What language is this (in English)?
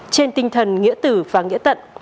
Vietnamese